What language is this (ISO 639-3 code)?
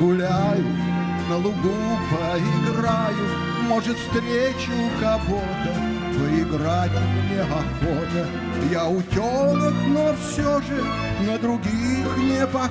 rus